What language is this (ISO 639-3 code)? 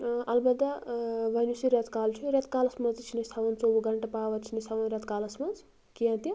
kas